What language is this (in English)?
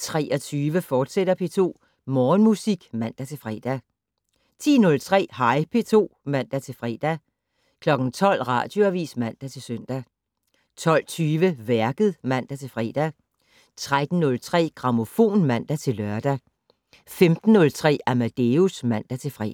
Danish